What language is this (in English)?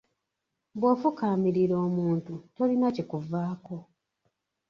Ganda